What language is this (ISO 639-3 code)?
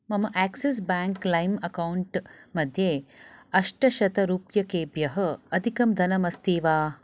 san